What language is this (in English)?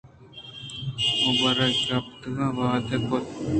Eastern Balochi